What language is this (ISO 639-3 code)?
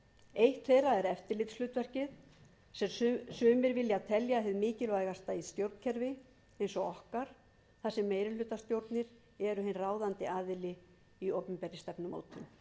isl